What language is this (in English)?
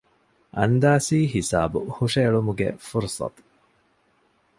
Divehi